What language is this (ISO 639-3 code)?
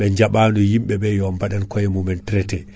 ful